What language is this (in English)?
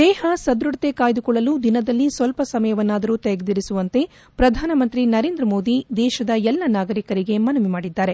Kannada